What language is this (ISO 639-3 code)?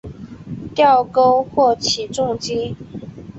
zho